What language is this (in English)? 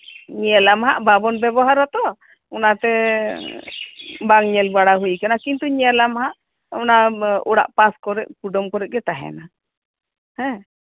Santali